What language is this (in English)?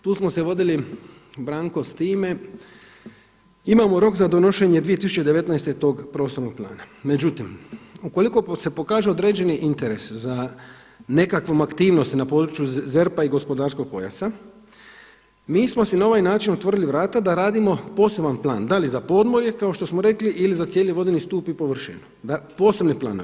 Croatian